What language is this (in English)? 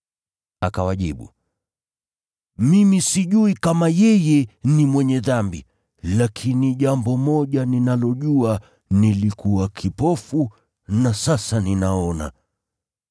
Swahili